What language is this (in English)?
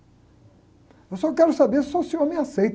Portuguese